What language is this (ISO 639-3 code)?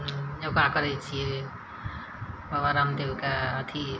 mai